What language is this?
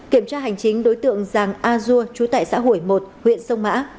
Vietnamese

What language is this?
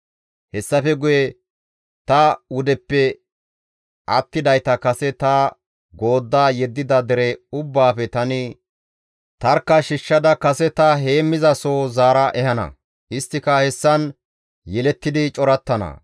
Gamo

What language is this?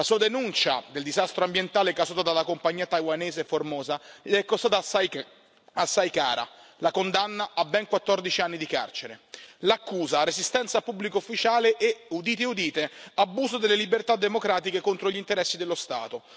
Italian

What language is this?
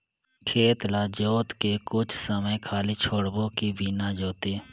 Chhattisgarhi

